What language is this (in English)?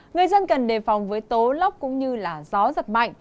Vietnamese